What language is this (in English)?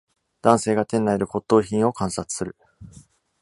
Japanese